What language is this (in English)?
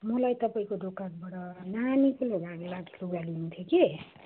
Nepali